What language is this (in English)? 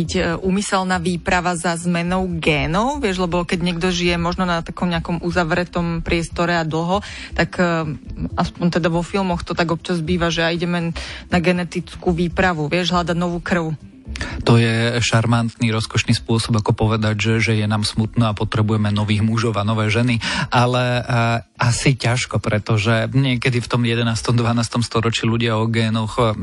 Slovak